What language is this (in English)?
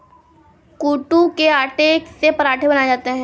Hindi